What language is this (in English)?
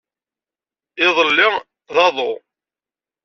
Kabyle